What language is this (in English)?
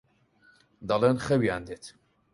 Central Kurdish